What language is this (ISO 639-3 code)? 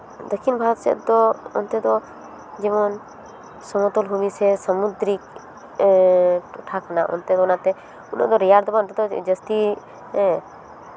sat